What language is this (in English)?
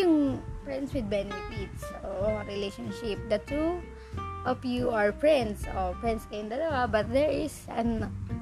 Filipino